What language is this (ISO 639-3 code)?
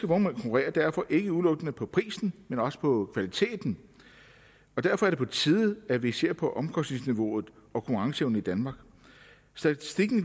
dan